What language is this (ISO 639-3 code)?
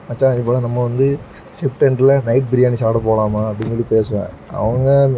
tam